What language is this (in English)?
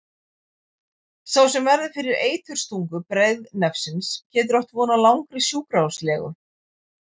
Icelandic